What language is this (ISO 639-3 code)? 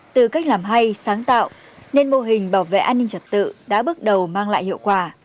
vie